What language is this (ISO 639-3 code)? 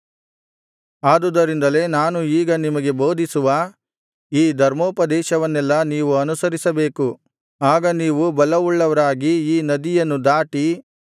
kan